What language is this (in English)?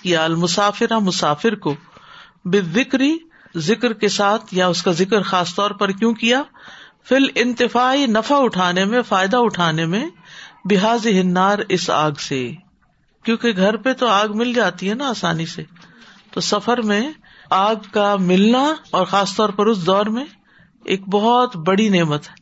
Urdu